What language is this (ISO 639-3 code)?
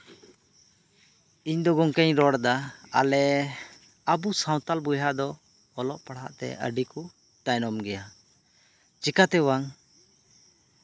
sat